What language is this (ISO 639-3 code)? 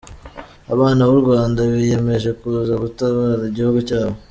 kin